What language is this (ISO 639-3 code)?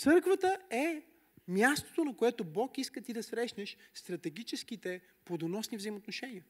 bul